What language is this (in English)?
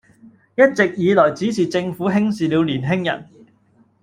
Cantonese